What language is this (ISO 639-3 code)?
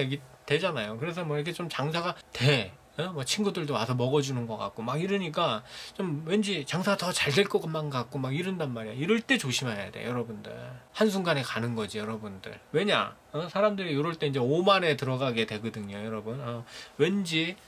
kor